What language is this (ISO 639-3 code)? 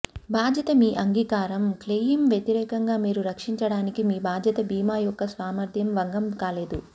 tel